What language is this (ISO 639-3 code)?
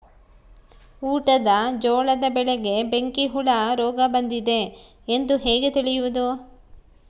kan